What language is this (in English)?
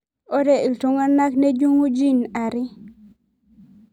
Masai